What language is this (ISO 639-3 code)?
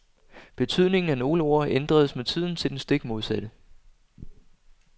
dan